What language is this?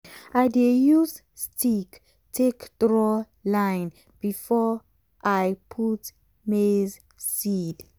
Nigerian Pidgin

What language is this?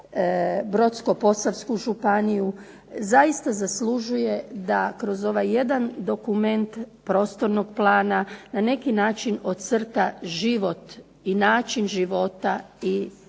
Croatian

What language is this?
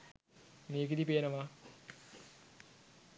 Sinhala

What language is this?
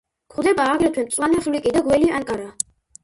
Georgian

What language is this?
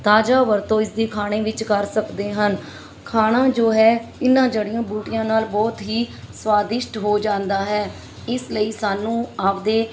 Punjabi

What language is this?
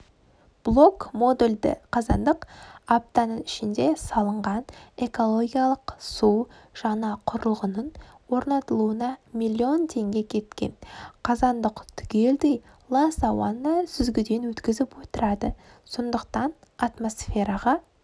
Kazakh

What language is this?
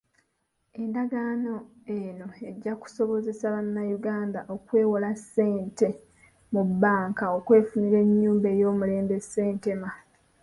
Ganda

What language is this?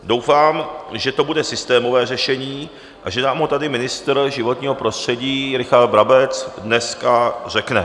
Czech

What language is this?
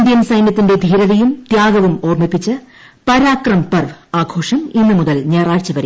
Malayalam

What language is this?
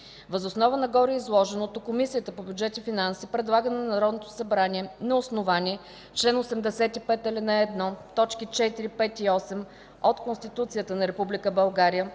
Bulgarian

